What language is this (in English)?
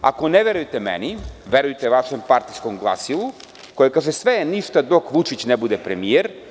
Serbian